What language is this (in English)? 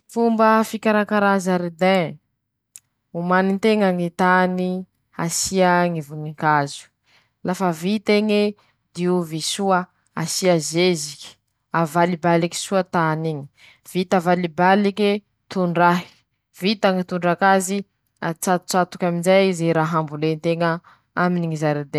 Masikoro Malagasy